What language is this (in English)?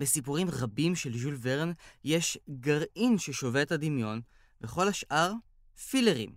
Hebrew